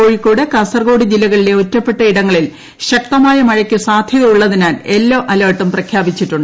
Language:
Malayalam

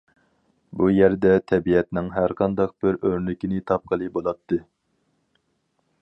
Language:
Uyghur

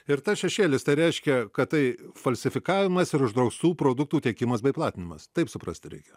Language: Lithuanian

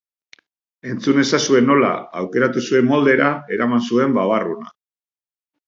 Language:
Basque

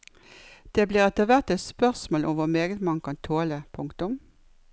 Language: Norwegian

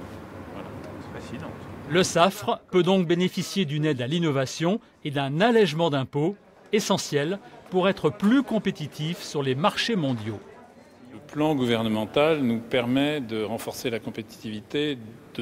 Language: French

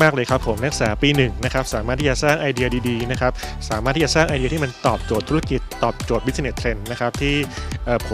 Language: Thai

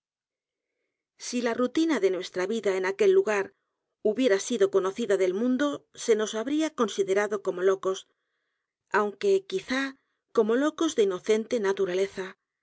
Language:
Spanish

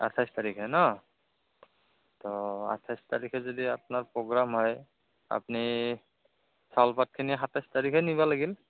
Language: Assamese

